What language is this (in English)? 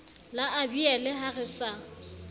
Southern Sotho